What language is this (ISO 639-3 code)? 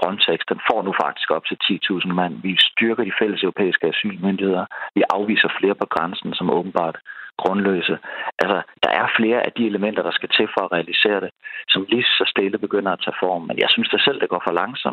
dan